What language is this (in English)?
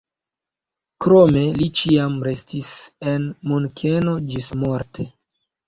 Esperanto